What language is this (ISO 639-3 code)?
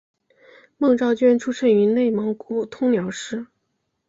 zho